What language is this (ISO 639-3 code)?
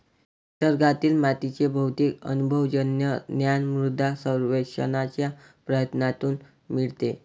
mar